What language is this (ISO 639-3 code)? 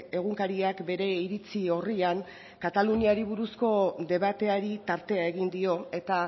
eus